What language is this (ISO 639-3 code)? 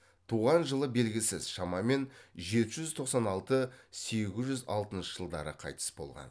kaz